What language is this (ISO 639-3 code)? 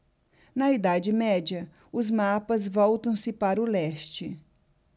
por